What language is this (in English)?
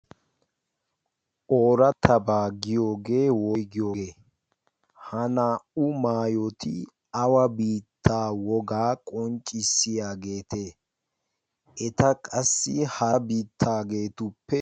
Wolaytta